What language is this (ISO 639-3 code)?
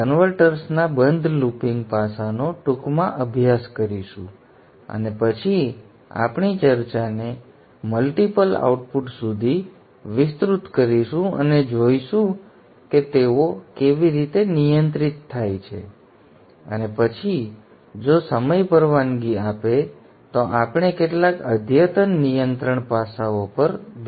guj